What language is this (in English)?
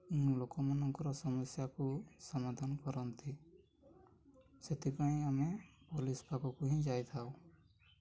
Odia